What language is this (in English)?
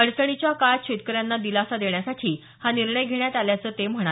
Marathi